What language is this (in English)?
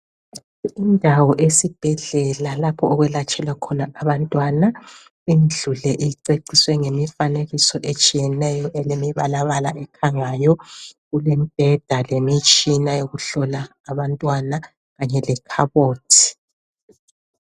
North Ndebele